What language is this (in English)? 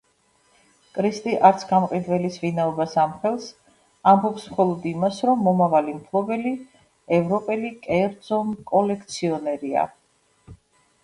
Georgian